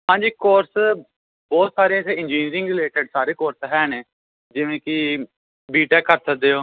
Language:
Punjabi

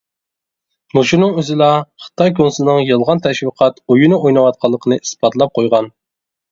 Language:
Uyghur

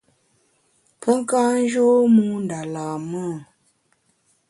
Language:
Bamun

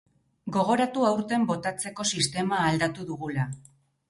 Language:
Basque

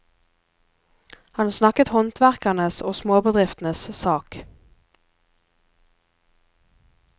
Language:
Norwegian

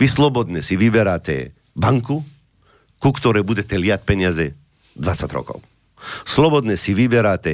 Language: Slovak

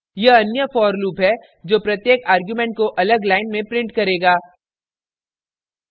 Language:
Hindi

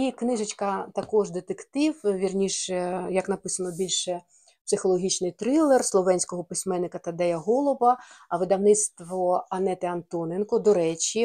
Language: Ukrainian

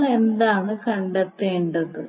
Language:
Malayalam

